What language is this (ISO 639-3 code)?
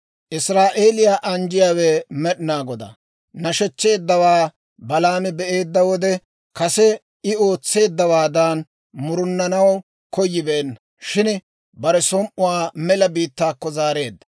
dwr